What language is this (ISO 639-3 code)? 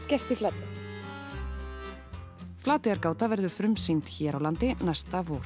isl